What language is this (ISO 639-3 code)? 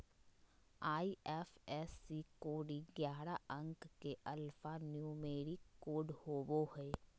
mag